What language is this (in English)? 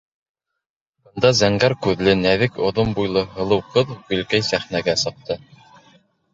Bashkir